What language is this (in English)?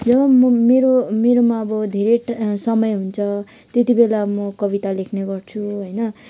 Nepali